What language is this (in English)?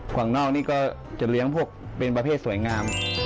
Thai